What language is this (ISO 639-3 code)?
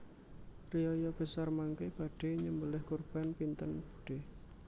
jav